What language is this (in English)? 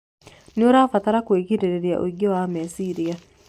Kikuyu